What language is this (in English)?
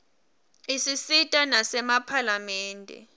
Swati